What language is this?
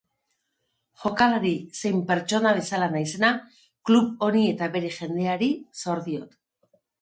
Basque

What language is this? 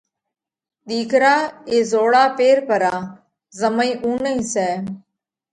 Parkari Koli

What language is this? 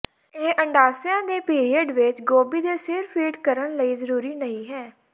Punjabi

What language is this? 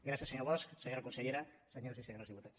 Catalan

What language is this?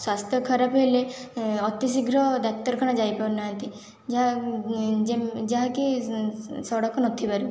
Odia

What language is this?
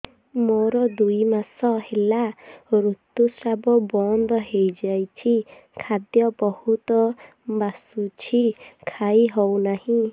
Odia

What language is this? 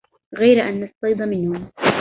Arabic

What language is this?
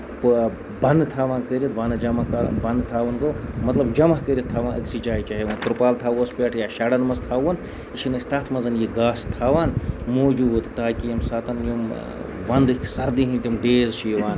Kashmiri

